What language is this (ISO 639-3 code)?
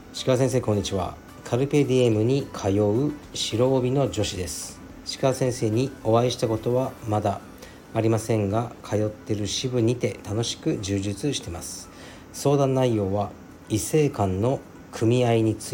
jpn